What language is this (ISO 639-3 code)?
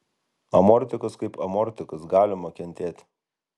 lit